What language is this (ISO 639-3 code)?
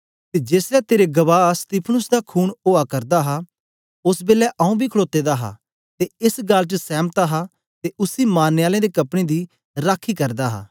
doi